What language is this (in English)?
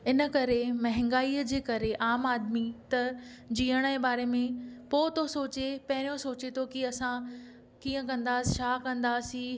Sindhi